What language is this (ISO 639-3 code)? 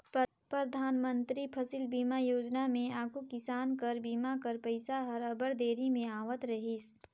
hne